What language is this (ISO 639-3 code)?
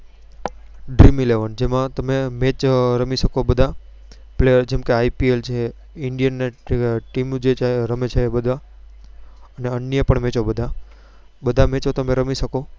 guj